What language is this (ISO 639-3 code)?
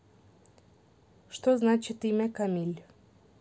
rus